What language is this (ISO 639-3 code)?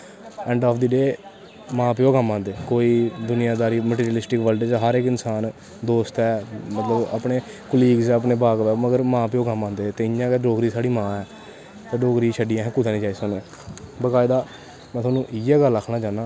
doi